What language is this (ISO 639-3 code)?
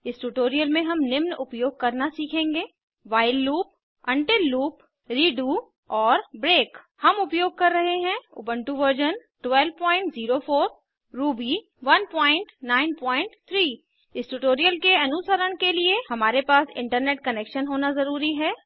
hin